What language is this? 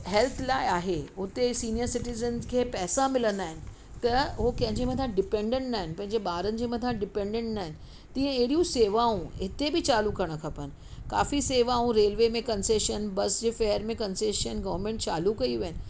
Sindhi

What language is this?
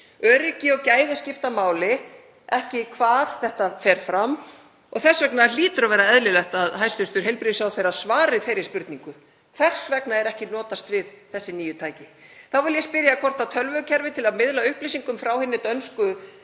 Icelandic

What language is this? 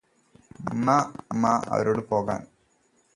Malayalam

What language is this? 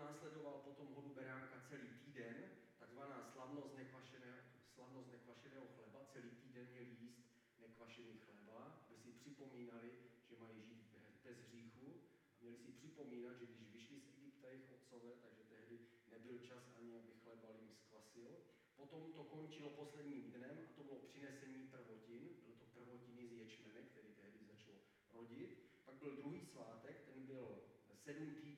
Czech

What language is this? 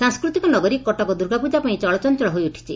Odia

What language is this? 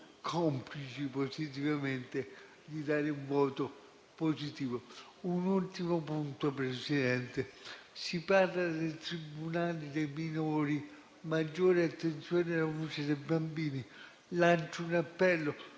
Italian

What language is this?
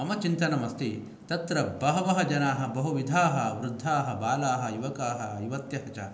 Sanskrit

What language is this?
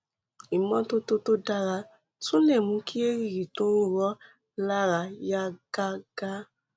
Yoruba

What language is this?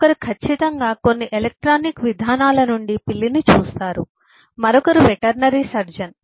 Telugu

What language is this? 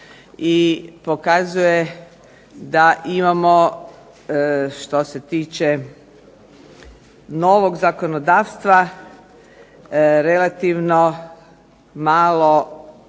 Croatian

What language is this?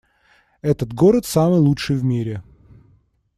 Russian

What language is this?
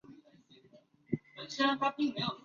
Chinese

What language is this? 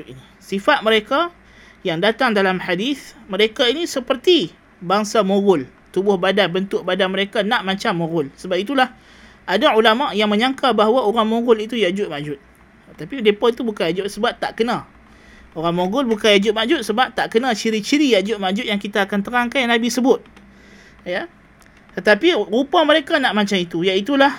Malay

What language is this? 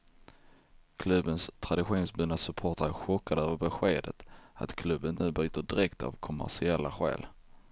Swedish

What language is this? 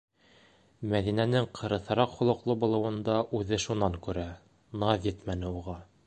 Bashkir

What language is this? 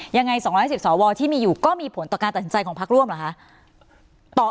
Thai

